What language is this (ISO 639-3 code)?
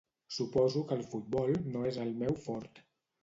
cat